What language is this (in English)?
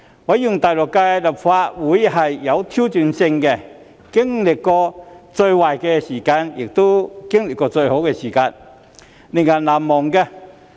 Cantonese